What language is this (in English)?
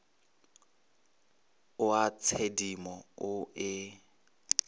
Northern Sotho